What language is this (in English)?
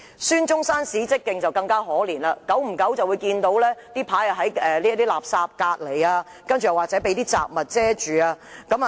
Cantonese